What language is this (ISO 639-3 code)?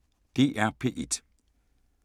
dan